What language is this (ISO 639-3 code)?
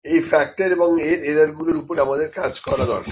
ben